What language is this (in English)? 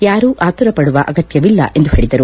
Kannada